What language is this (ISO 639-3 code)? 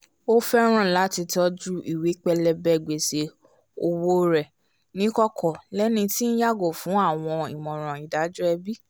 yor